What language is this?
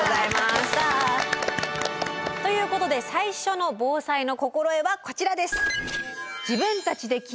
Japanese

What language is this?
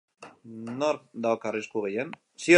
Basque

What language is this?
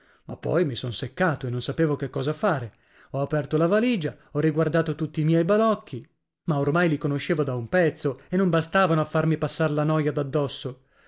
Italian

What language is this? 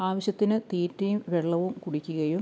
Malayalam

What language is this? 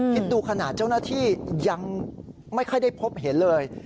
Thai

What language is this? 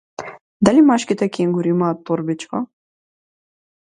Macedonian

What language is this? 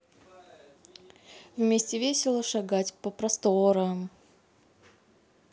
Russian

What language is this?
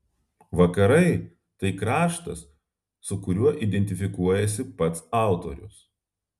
Lithuanian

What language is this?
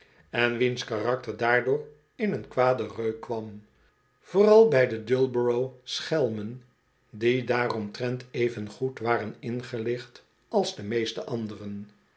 Dutch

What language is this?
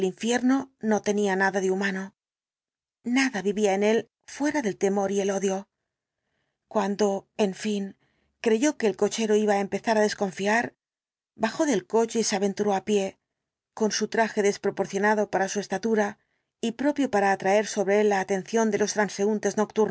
Spanish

